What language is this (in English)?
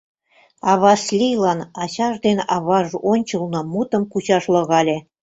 Mari